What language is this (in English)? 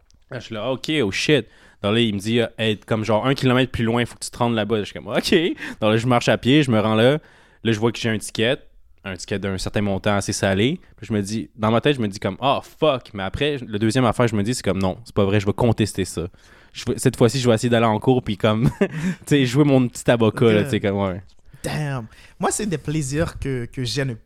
French